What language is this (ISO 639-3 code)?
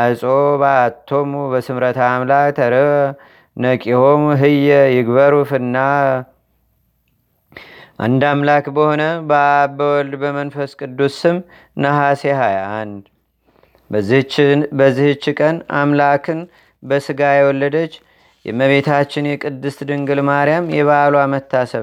amh